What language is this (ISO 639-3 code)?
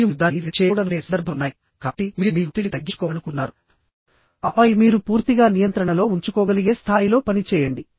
tel